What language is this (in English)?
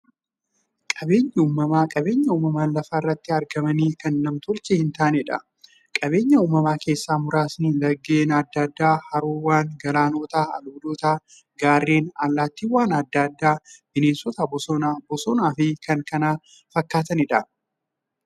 Oromo